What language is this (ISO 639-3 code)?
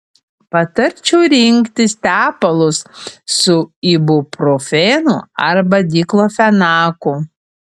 lit